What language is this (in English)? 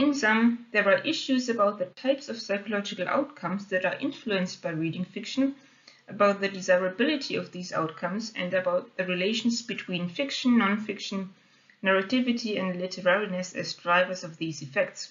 English